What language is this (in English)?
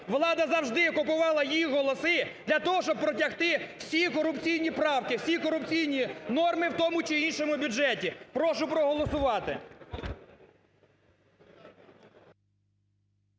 Ukrainian